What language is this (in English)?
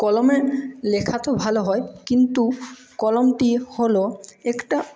Bangla